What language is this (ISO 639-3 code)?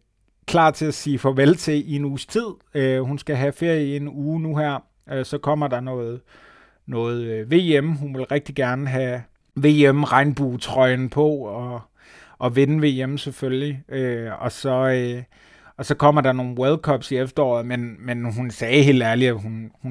dan